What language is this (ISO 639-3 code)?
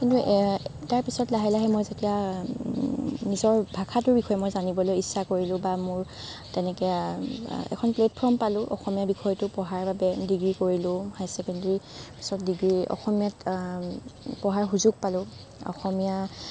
asm